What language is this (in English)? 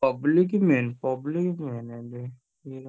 Odia